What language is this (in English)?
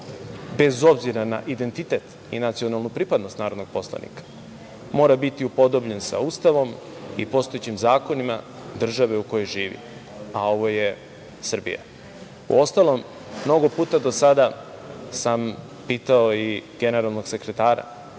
Serbian